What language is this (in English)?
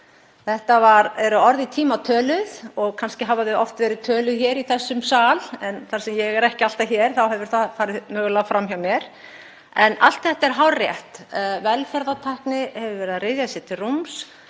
Icelandic